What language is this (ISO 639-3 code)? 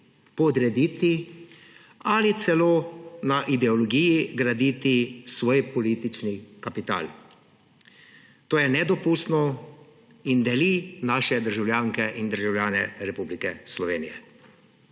slv